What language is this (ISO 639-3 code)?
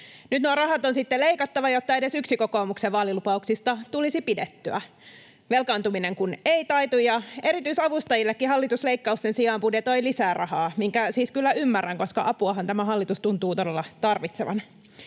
fin